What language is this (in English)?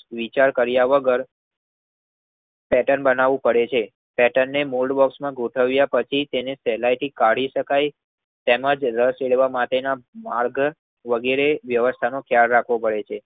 Gujarati